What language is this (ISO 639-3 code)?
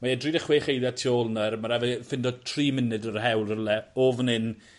cym